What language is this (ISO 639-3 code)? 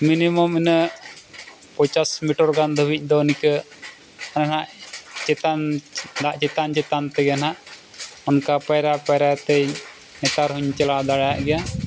sat